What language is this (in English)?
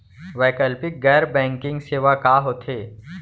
Chhattisgarhi